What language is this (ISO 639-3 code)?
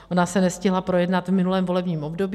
ces